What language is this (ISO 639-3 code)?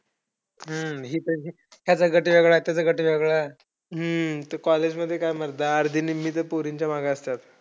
mar